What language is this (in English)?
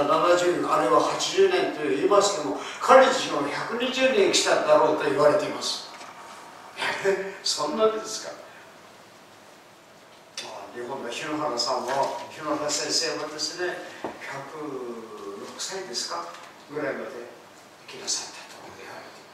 Japanese